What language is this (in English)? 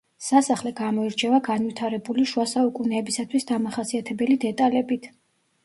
Georgian